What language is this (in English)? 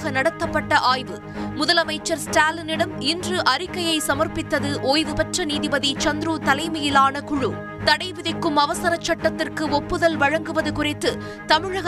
Tamil